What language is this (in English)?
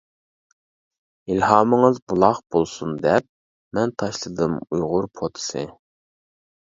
Uyghur